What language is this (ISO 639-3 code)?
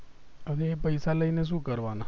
guj